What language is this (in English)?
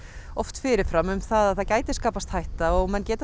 Icelandic